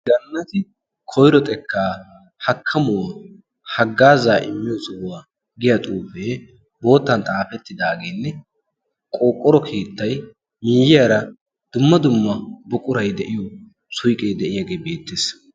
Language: Wolaytta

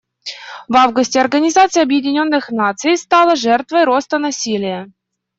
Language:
Russian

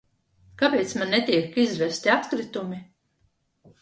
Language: Latvian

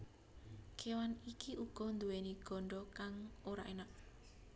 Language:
Javanese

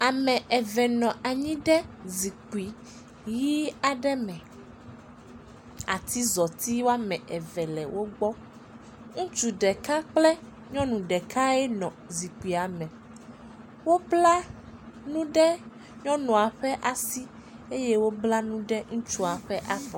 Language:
Ewe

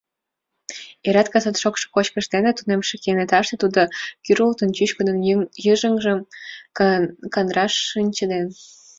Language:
Mari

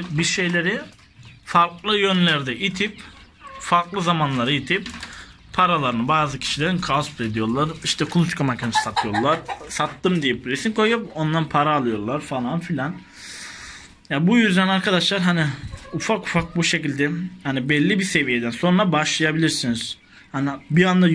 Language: Turkish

